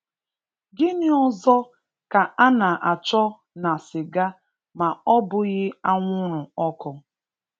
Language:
Igbo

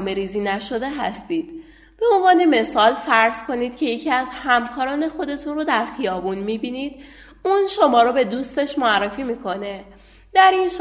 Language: Persian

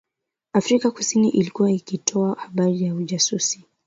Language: Swahili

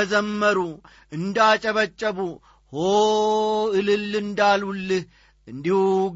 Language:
Amharic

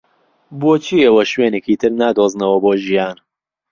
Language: Central Kurdish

